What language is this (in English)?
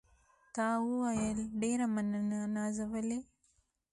Pashto